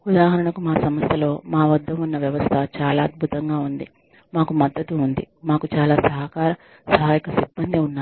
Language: Telugu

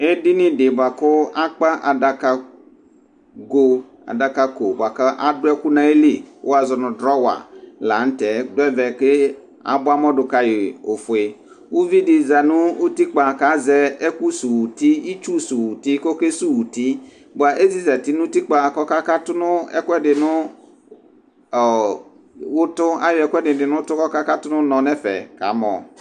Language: Ikposo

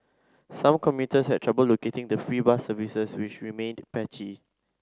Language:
English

